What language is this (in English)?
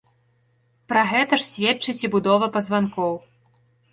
Belarusian